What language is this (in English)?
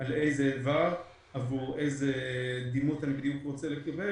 Hebrew